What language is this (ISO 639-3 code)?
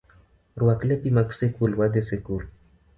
luo